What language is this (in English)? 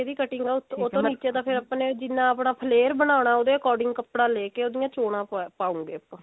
Punjabi